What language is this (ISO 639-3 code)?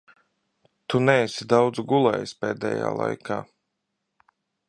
lav